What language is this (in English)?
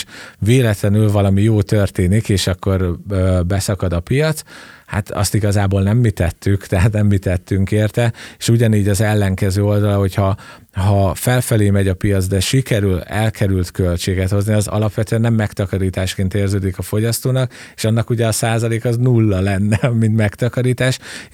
Hungarian